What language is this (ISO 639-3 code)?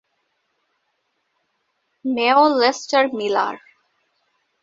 ben